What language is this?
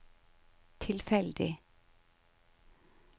Norwegian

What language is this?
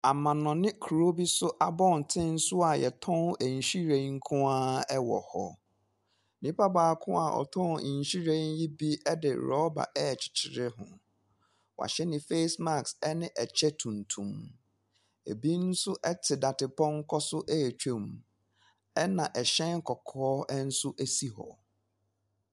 Akan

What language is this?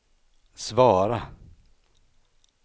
Swedish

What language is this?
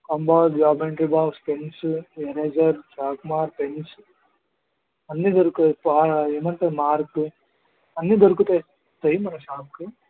Telugu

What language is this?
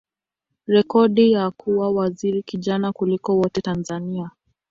Swahili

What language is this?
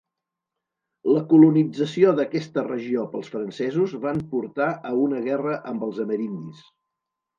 Catalan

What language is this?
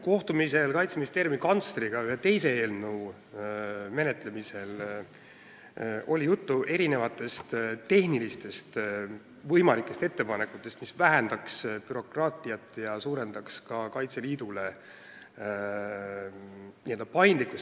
Estonian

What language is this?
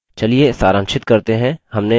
Hindi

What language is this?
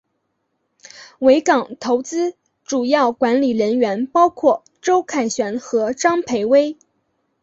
Chinese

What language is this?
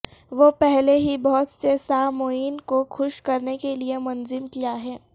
Urdu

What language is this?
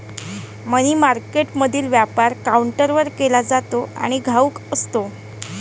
Marathi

